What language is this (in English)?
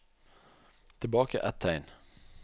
Norwegian